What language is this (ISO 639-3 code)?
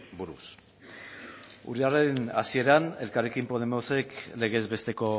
eus